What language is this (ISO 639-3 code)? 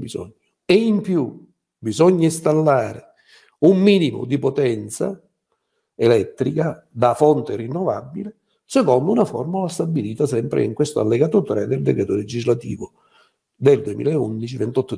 ita